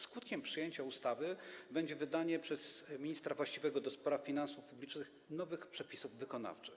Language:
Polish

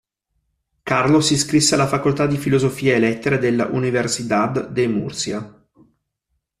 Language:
Italian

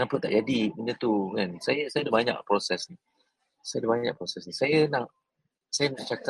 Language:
Malay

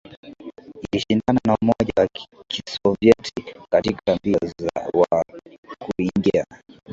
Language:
Swahili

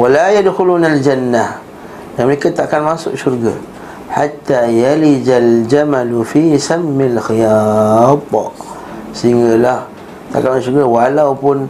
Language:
Malay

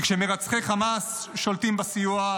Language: Hebrew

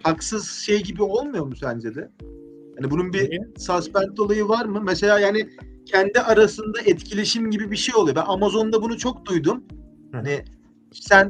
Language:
Turkish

